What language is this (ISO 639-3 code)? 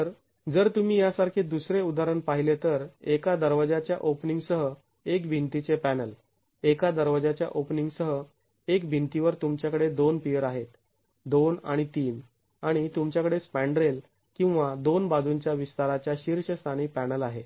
mar